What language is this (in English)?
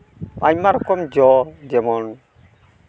Santali